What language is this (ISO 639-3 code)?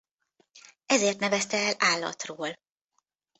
hun